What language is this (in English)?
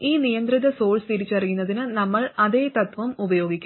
Malayalam